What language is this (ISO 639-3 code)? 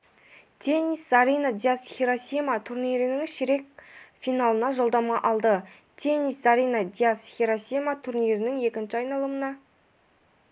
kaz